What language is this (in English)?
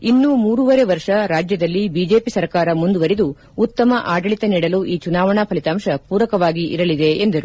Kannada